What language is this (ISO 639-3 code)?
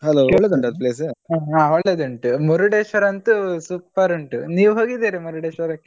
kan